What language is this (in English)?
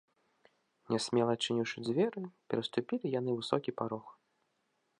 Belarusian